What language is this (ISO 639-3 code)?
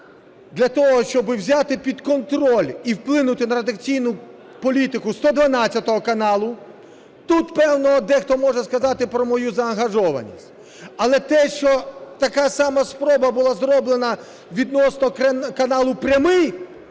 ukr